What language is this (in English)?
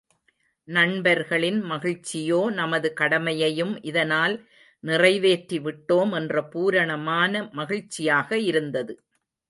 Tamil